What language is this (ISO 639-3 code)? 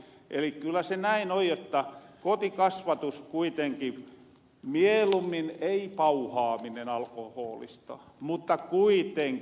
fin